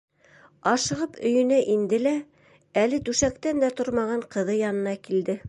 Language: Bashkir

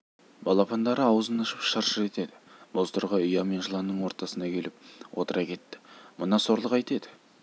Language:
Kazakh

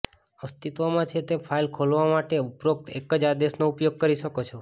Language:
Gujarati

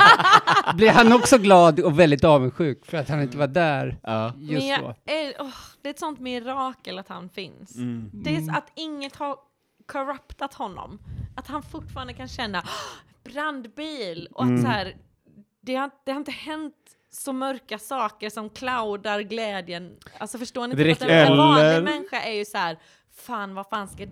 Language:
Swedish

